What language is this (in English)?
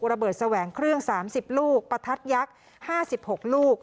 Thai